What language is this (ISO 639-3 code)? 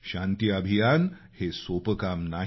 mar